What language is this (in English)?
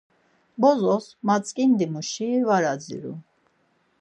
Laz